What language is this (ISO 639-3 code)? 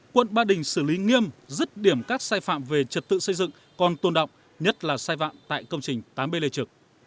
vie